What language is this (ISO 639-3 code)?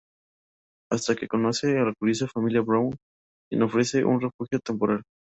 spa